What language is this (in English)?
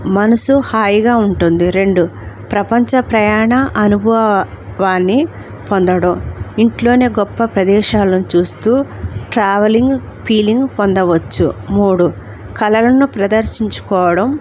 Telugu